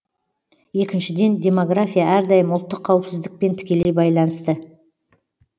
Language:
Kazakh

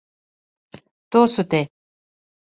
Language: Serbian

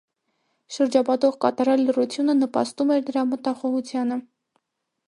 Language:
Armenian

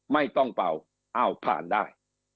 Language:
Thai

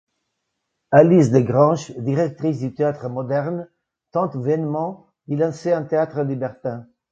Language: French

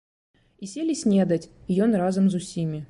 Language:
Belarusian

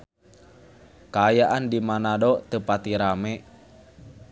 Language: Sundanese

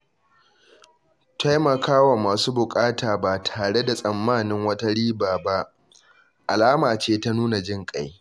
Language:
Hausa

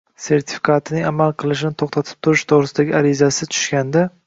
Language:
Uzbek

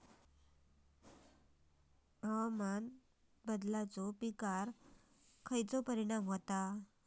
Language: Marathi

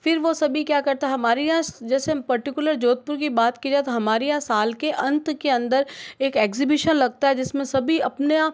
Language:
Hindi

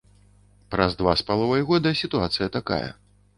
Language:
Belarusian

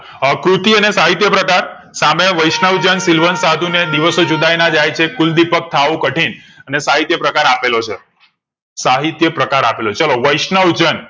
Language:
Gujarati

